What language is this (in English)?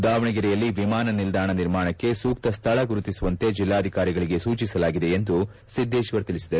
Kannada